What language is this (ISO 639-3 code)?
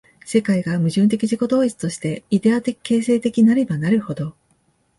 jpn